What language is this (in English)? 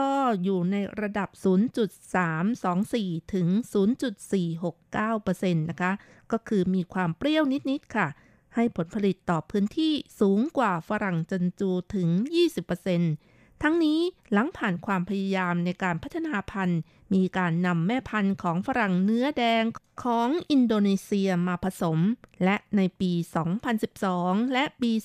Thai